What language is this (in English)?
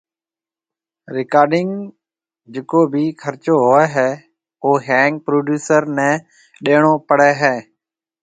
Marwari (Pakistan)